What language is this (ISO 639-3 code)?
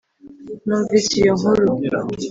kin